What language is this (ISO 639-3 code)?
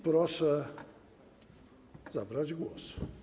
pol